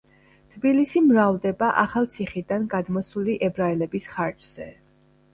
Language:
Georgian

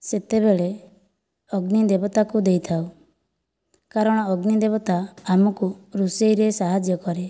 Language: Odia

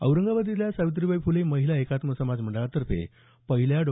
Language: Marathi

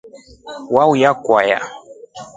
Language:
Rombo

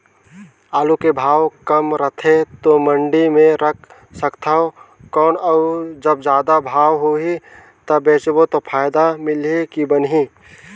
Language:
Chhattisgarhi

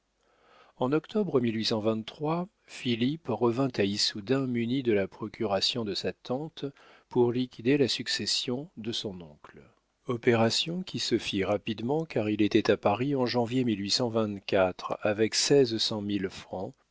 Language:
French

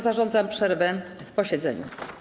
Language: Polish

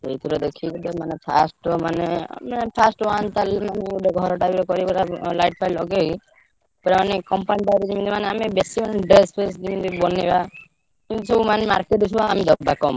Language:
Odia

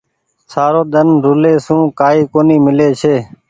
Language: Goaria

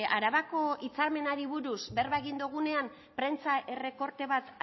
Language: Basque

